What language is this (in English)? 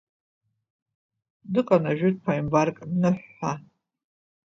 Abkhazian